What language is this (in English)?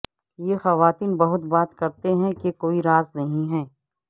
Urdu